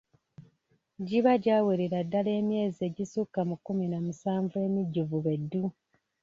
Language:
Ganda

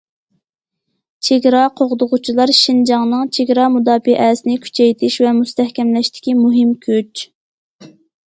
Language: Uyghur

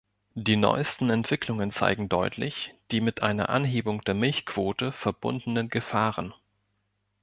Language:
German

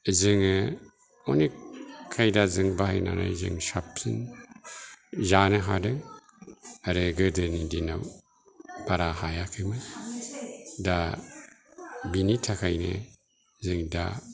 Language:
Bodo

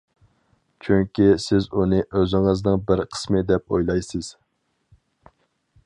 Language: Uyghur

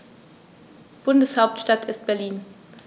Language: German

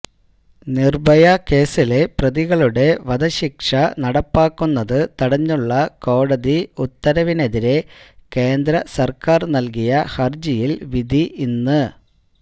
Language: Malayalam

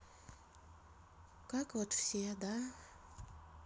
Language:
Russian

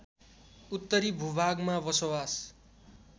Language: Nepali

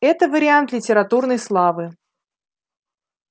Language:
Russian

